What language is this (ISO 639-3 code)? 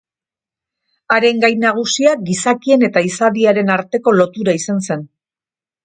eus